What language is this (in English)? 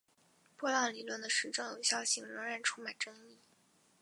Chinese